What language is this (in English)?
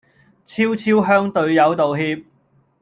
Cantonese